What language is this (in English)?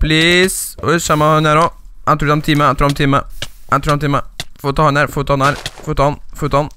Norwegian